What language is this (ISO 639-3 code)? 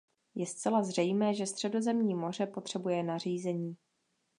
ces